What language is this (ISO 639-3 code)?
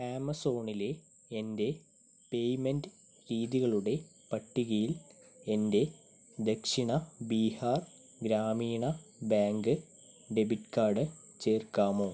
mal